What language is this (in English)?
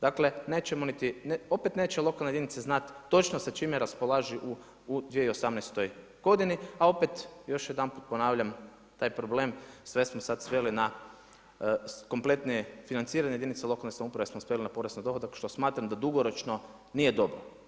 Croatian